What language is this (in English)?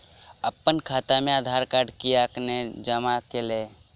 Maithili